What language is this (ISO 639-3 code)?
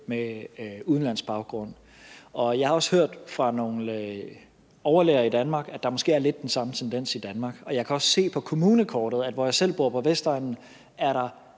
dan